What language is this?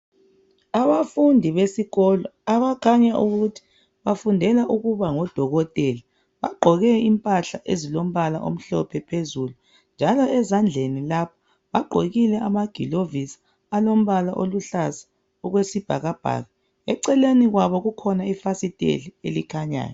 North Ndebele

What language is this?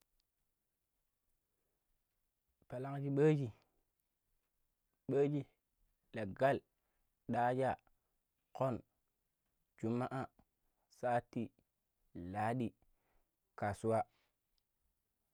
Pero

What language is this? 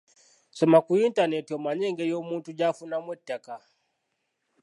Ganda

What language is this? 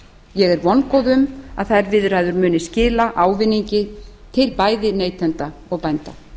Icelandic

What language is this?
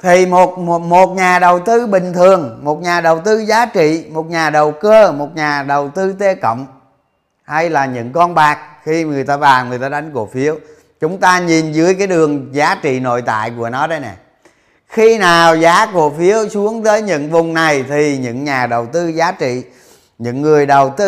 Vietnamese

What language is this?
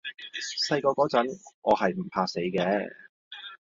Cantonese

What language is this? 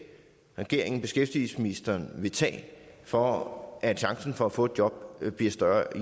Danish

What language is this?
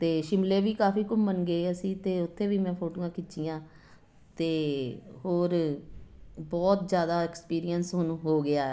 Punjabi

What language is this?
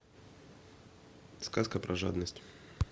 Russian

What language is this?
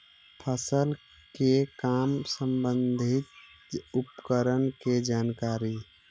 Magahi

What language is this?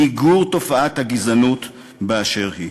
Hebrew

